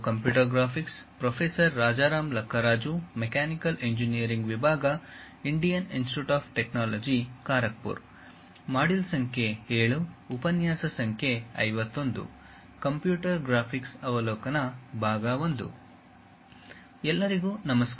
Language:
Kannada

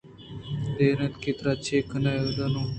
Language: Eastern Balochi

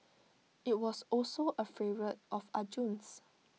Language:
English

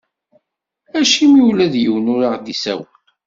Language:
Kabyle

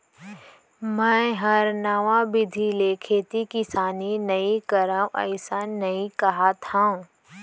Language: Chhattisgarhi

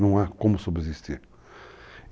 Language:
Portuguese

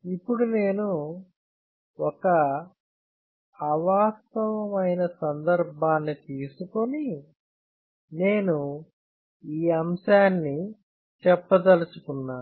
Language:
Telugu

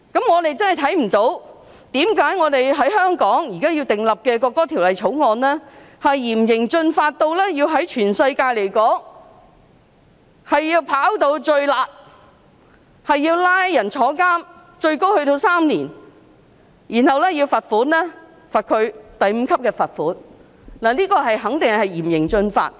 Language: Cantonese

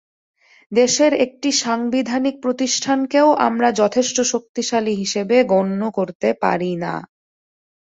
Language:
Bangla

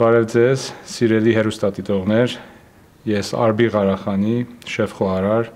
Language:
Romanian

